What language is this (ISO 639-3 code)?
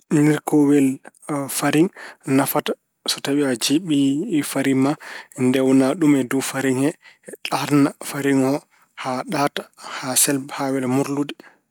ful